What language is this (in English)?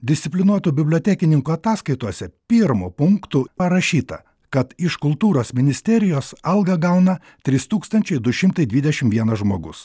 Lithuanian